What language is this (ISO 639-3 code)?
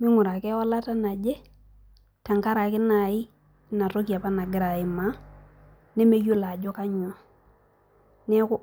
mas